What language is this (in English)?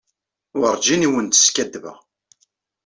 Kabyle